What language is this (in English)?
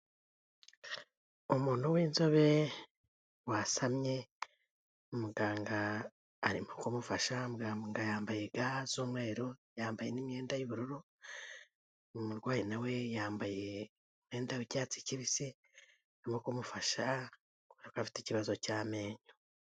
Kinyarwanda